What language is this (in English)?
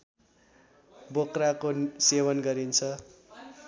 Nepali